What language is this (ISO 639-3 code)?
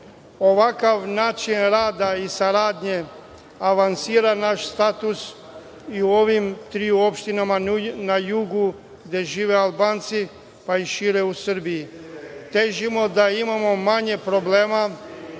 srp